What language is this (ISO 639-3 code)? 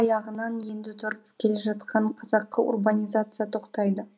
kaz